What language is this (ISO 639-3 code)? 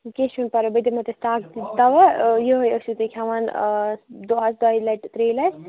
kas